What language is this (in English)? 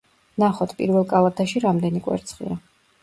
Georgian